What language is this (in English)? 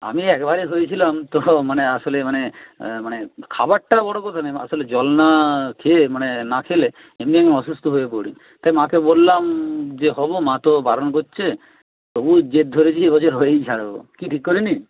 Bangla